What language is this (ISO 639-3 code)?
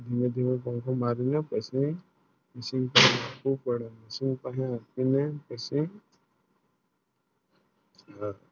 guj